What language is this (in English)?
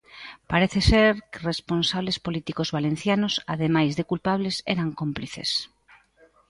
Galician